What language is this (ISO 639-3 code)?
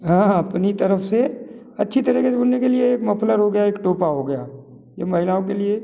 hin